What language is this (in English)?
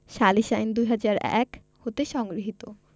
Bangla